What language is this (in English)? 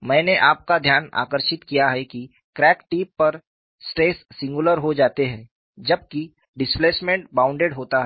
Hindi